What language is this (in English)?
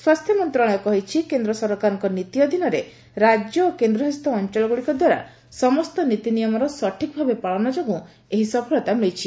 Odia